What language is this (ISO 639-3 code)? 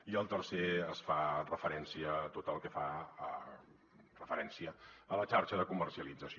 cat